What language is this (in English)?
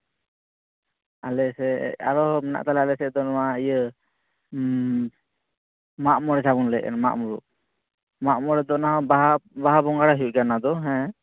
Santali